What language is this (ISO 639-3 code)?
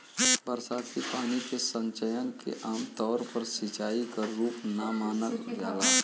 bho